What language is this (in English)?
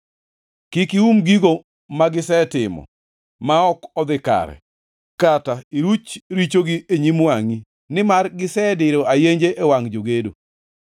Luo (Kenya and Tanzania)